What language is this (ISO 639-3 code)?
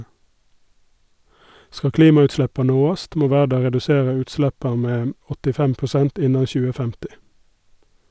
nor